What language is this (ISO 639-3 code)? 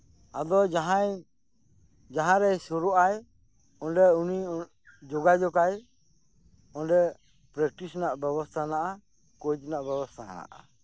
sat